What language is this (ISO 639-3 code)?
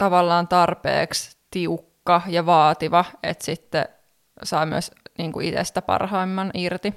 fin